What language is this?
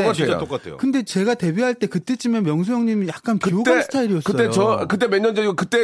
Korean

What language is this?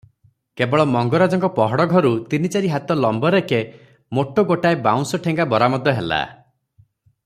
Odia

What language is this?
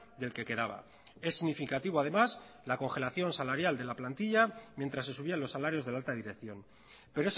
Spanish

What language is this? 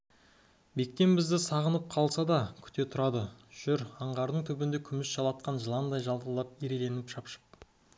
Kazakh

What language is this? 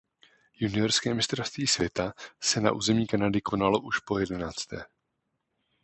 Czech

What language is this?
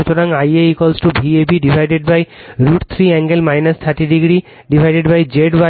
Bangla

